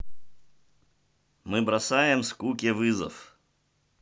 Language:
Russian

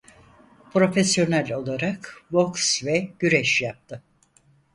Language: Turkish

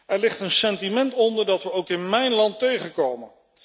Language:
Dutch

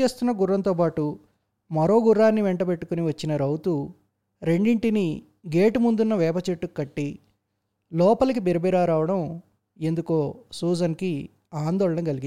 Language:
Telugu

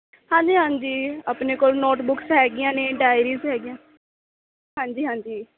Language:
Punjabi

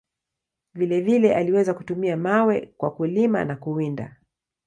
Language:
Swahili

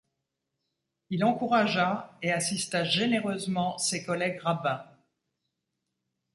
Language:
French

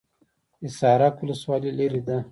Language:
Pashto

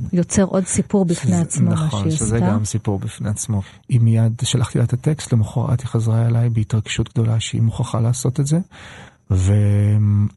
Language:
Hebrew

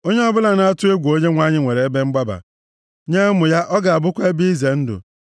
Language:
Igbo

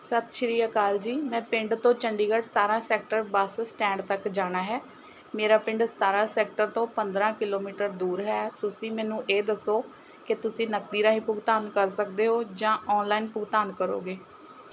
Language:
Punjabi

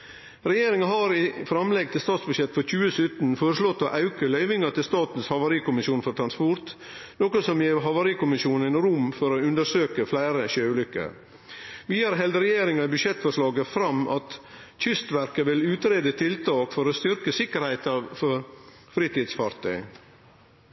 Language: Norwegian Nynorsk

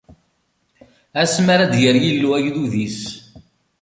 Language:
Kabyle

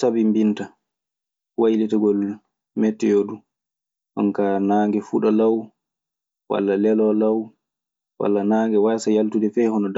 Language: Maasina Fulfulde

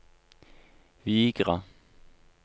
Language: Norwegian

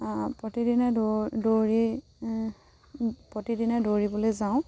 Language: Assamese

